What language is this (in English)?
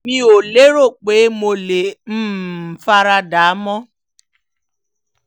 Yoruba